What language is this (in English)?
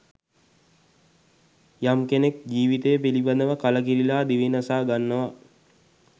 Sinhala